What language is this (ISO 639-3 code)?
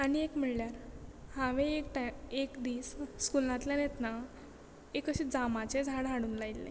kok